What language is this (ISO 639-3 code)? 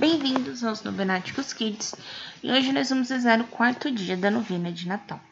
por